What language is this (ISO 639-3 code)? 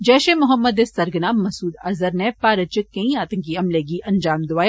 doi